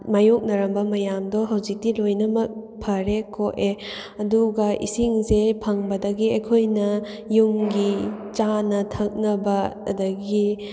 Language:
Manipuri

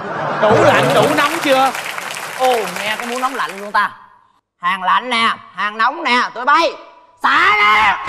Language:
Vietnamese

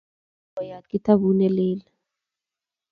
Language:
Kalenjin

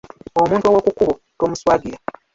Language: Ganda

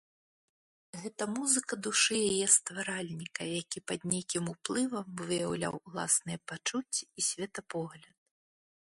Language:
Belarusian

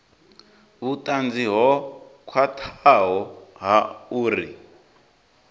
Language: Venda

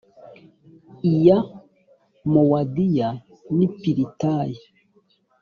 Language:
Kinyarwanda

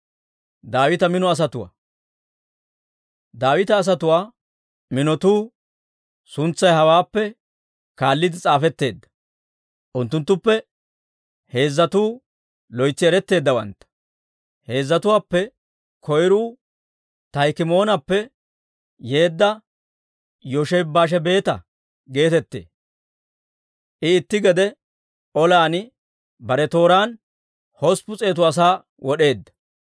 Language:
Dawro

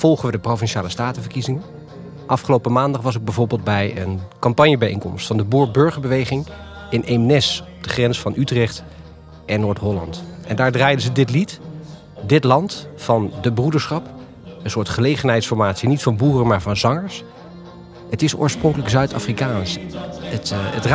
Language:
Dutch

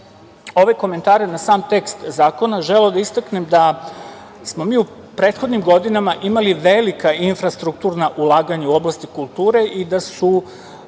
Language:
Serbian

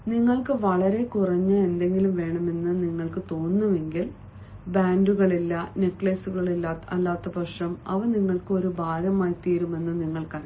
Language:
Malayalam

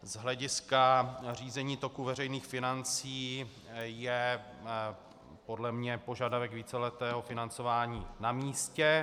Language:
Czech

